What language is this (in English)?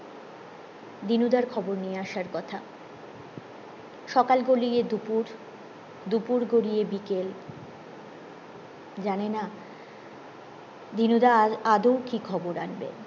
Bangla